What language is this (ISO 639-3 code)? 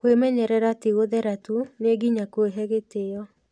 kik